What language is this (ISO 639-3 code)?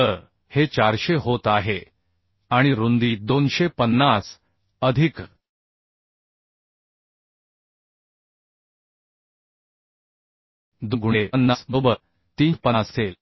mar